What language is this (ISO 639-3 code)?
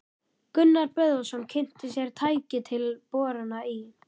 isl